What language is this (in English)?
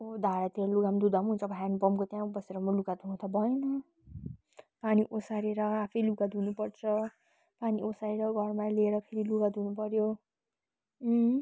Nepali